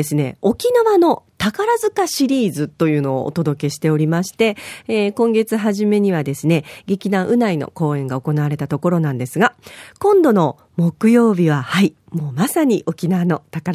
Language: Japanese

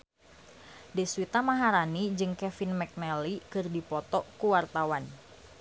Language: Sundanese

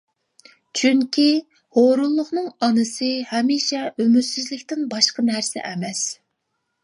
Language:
Uyghur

